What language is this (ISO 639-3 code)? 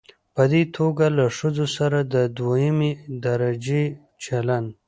pus